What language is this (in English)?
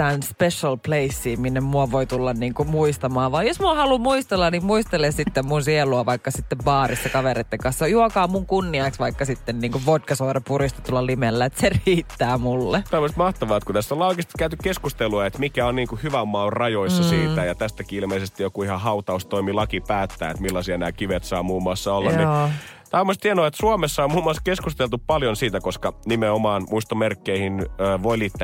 Finnish